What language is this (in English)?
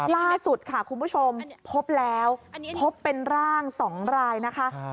Thai